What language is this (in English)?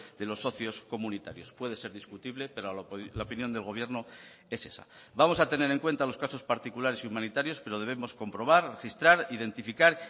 Spanish